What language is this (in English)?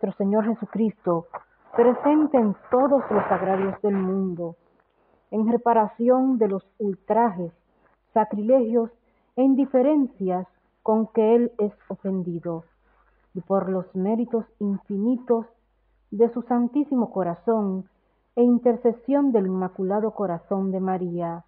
Spanish